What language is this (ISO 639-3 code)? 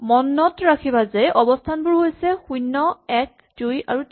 asm